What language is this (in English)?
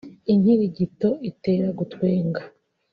Kinyarwanda